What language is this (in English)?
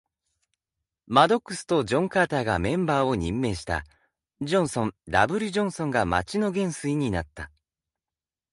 Japanese